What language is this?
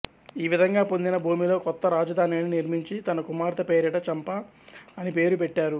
Telugu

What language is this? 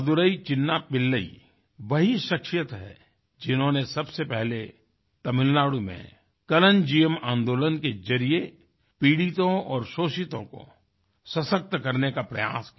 Hindi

